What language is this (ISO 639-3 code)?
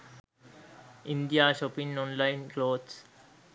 sin